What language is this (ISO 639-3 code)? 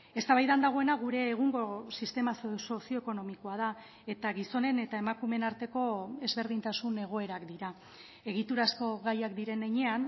eus